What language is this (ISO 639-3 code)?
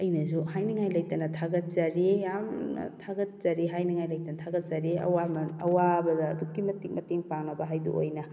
mni